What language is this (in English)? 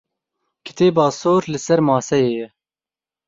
Kurdish